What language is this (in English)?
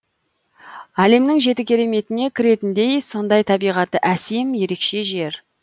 Kazakh